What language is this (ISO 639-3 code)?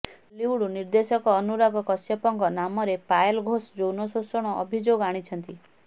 ori